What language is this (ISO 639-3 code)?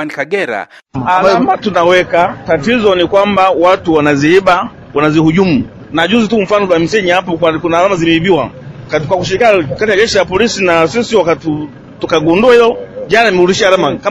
swa